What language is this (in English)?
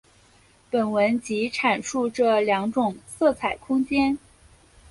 Chinese